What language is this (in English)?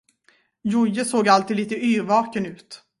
Swedish